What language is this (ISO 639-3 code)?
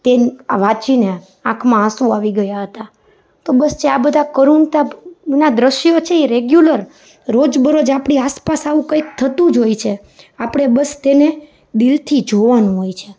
guj